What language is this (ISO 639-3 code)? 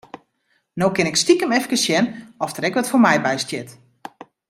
fry